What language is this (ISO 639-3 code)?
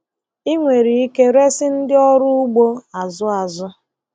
ibo